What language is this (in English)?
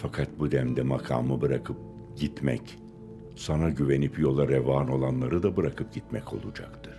Turkish